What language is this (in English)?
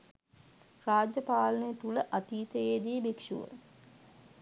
Sinhala